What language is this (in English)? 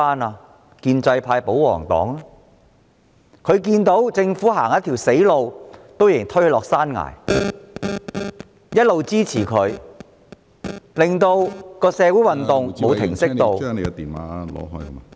Cantonese